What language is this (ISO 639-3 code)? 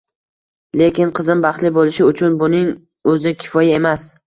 uzb